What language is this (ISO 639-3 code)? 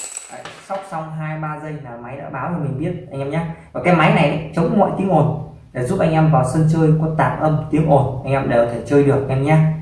vie